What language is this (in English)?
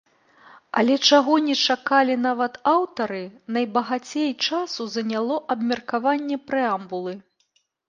Belarusian